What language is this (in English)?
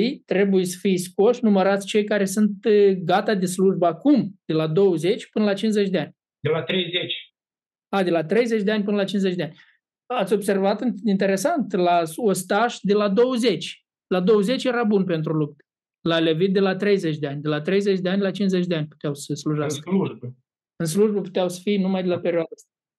Romanian